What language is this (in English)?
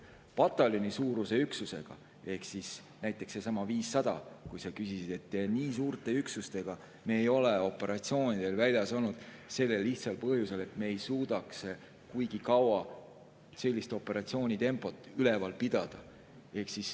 Estonian